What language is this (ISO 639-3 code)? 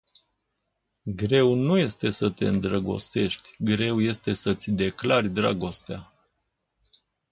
ron